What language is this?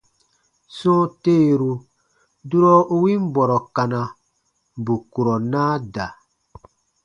Baatonum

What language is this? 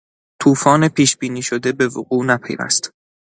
Persian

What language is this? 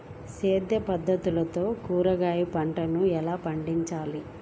Telugu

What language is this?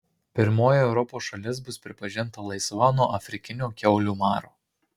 Lithuanian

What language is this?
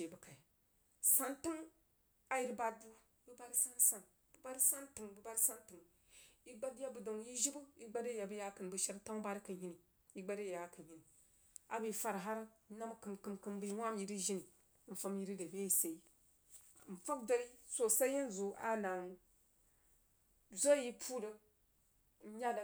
Jiba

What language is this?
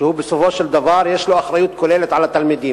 Hebrew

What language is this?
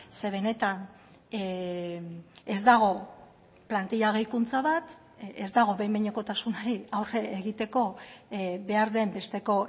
Basque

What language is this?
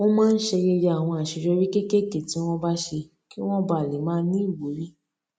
Yoruba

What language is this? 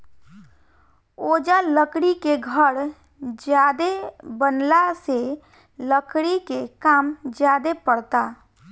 Bhojpuri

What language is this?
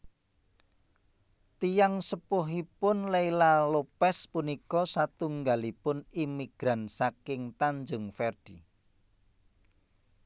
Javanese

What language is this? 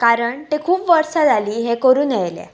Konkani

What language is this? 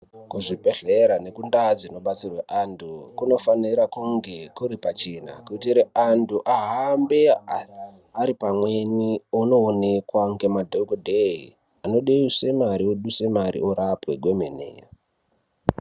Ndau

